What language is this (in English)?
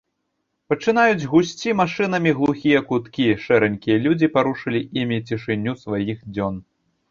Belarusian